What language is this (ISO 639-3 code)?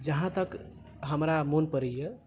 mai